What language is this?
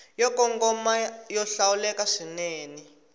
Tsonga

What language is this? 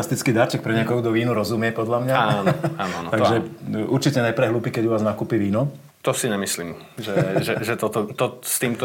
Slovak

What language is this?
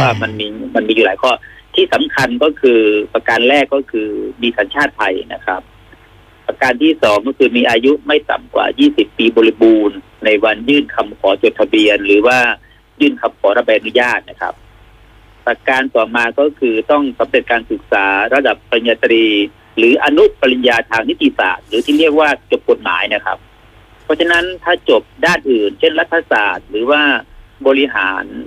Thai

